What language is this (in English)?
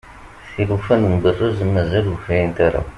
Kabyle